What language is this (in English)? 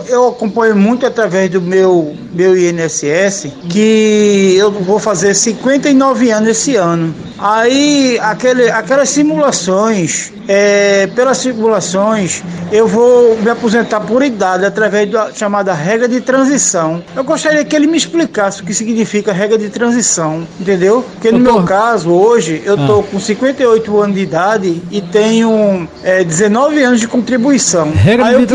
Portuguese